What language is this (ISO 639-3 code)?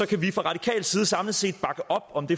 dan